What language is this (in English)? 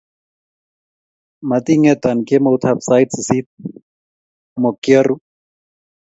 Kalenjin